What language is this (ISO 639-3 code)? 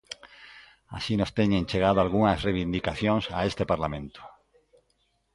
glg